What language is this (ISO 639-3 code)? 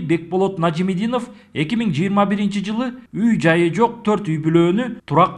tur